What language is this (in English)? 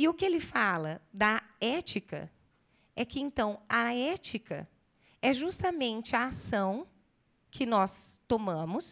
Portuguese